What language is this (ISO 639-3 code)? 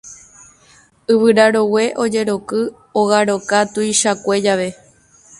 grn